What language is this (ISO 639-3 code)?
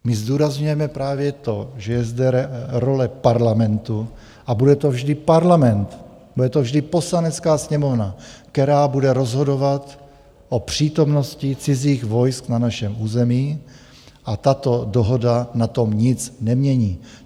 ces